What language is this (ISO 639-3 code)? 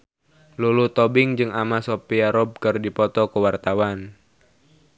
sun